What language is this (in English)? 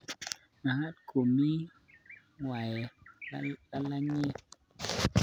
Kalenjin